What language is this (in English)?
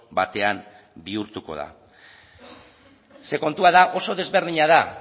Basque